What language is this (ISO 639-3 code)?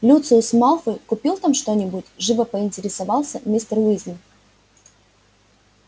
rus